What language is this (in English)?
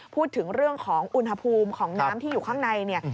Thai